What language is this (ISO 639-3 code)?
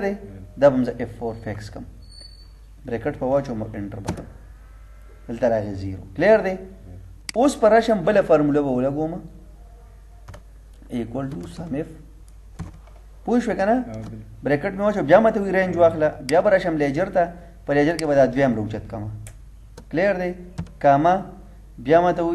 ara